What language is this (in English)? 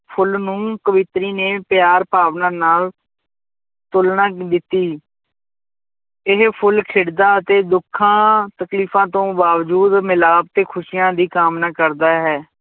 Punjabi